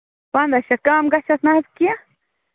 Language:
Kashmiri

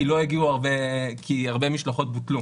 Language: Hebrew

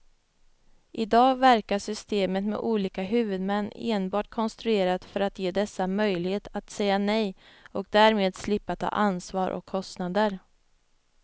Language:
Swedish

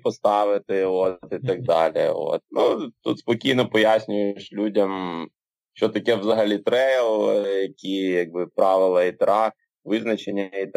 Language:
Ukrainian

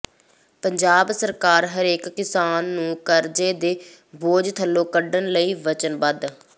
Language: Punjabi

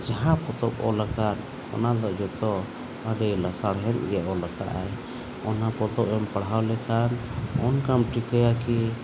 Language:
Santali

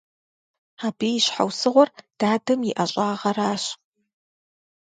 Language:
Kabardian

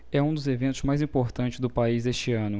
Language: Portuguese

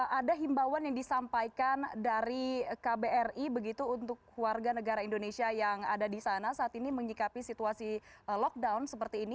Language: Indonesian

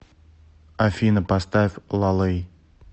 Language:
Russian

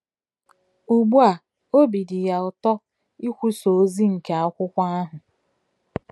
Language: Igbo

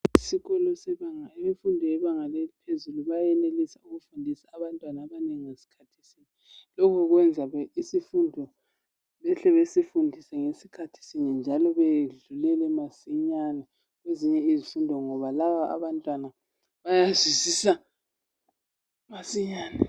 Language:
North Ndebele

